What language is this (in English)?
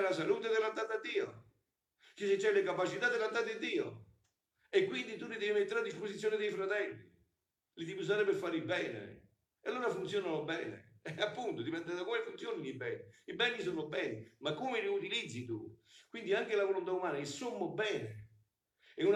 Italian